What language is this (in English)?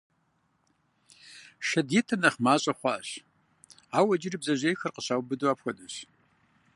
Kabardian